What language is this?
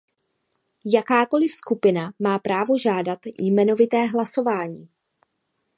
Czech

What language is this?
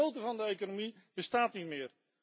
Dutch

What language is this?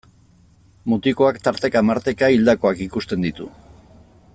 Basque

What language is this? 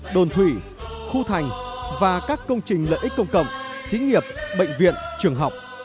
Vietnamese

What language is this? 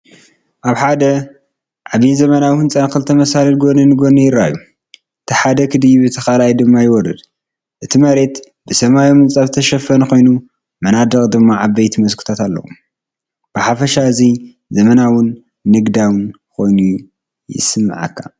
Tigrinya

